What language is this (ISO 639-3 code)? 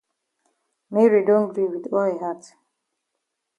wes